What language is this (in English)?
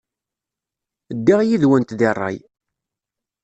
Kabyle